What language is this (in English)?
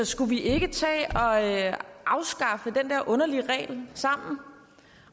Danish